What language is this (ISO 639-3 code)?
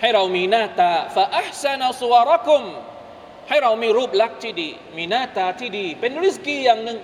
tha